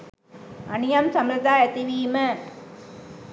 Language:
Sinhala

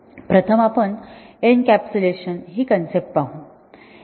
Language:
Marathi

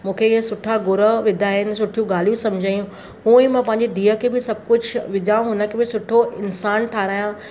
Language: Sindhi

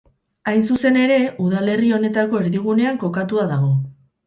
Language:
Basque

